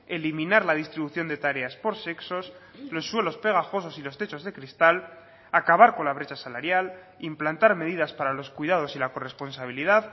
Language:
Spanish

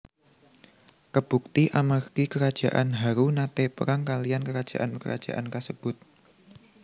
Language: Javanese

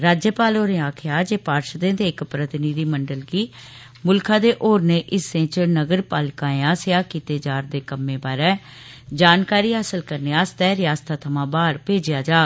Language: Dogri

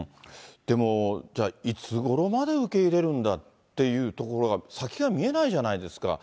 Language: Japanese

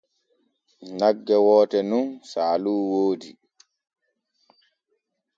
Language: Borgu Fulfulde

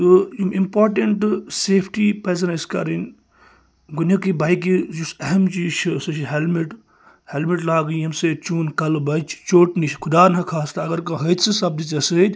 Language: Kashmiri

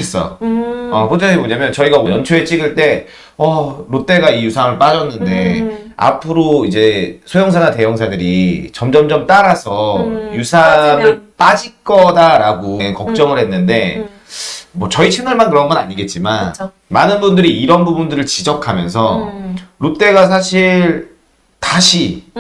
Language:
Korean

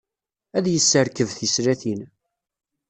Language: Kabyle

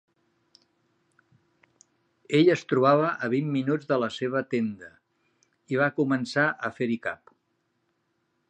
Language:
Catalan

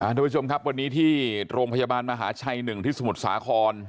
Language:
Thai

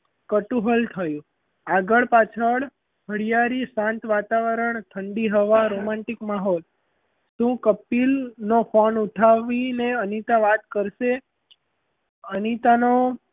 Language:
Gujarati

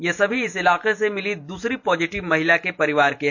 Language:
Hindi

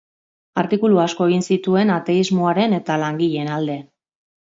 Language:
Basque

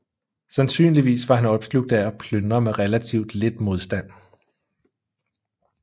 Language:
Danish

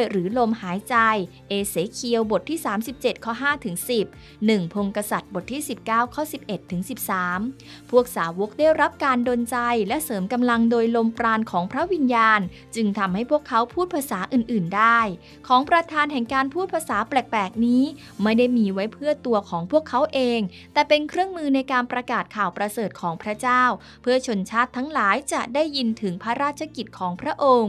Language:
Thai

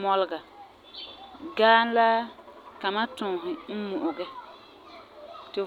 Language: Frafra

